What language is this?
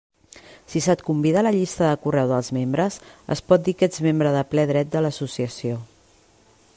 Catalan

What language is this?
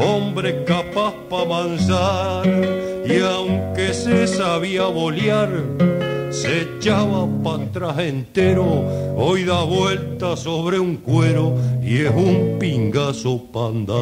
Spanish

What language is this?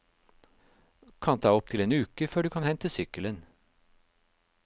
Norwegian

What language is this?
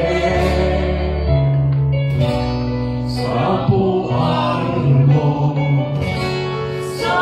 Thai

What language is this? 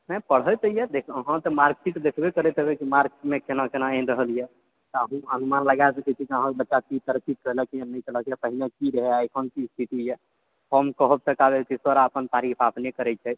Maithili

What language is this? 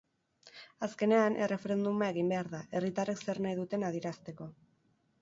Basque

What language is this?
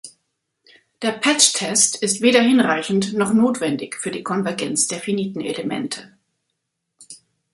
German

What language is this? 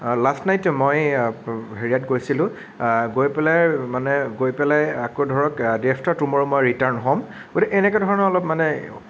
Assamese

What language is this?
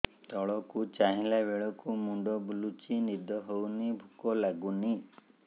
Odia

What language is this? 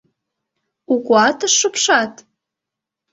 Mari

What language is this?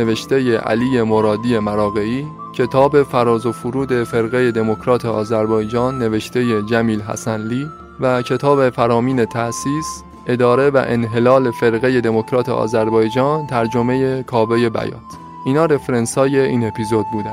Persian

